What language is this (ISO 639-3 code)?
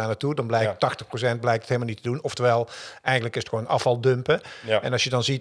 nld